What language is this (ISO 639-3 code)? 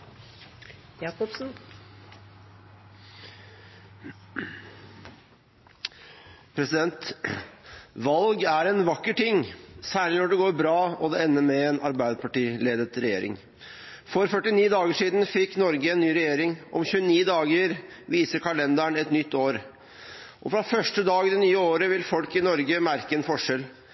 nob